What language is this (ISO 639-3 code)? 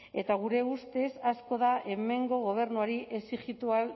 eus